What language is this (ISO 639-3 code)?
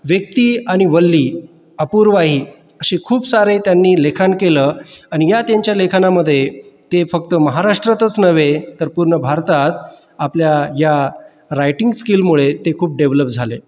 mar